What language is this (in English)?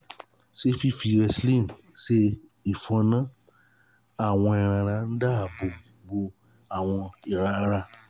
Yoruba